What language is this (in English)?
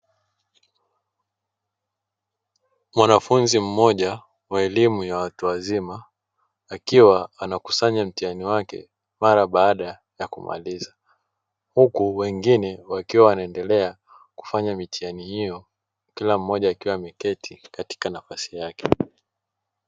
Swahili